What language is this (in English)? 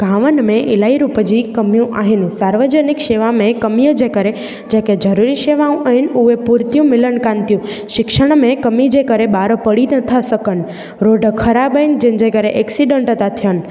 Sindhi